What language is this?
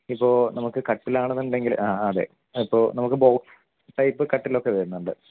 Malayalam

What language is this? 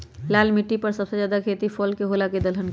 Magahi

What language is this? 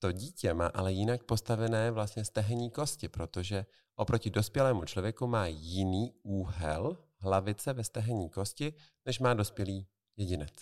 Czech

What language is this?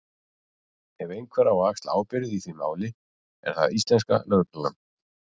Icelandic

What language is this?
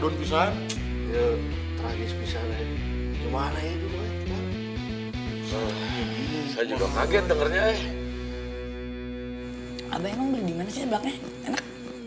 Indonesian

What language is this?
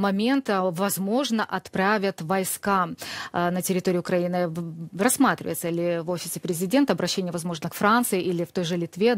Russian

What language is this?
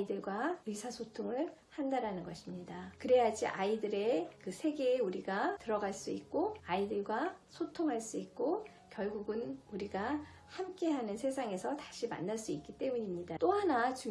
Korean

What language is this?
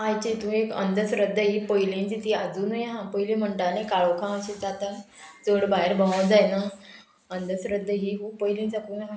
Konkani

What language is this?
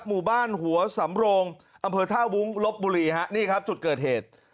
Thai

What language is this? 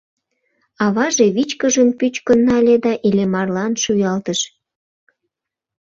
Mari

